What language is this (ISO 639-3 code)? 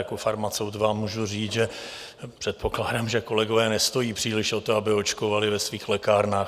ces